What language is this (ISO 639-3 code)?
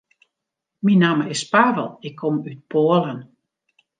fry